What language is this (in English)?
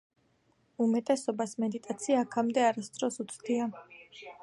Georgian